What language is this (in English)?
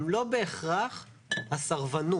Hebrew